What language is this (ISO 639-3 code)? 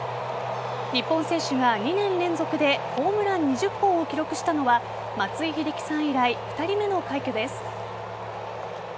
jpn